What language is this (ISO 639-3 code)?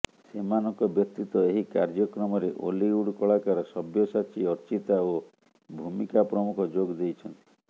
ori